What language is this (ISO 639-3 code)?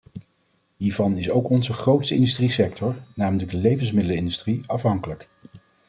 nld